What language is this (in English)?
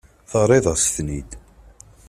Kabyle